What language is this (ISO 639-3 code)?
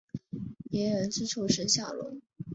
zho